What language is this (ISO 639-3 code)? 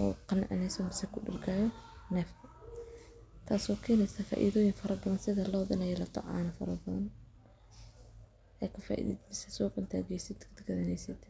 som